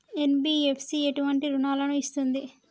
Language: Telugu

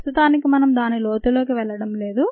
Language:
Telugu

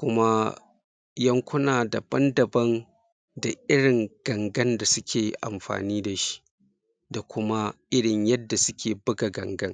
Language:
Hausa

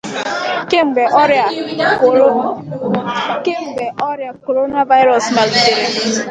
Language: Igbo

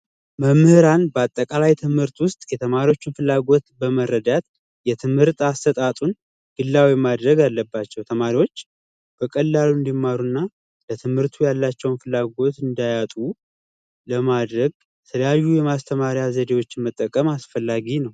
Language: Amharic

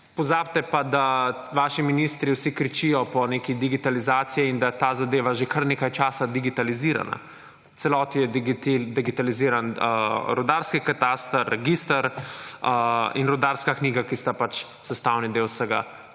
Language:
Slovenian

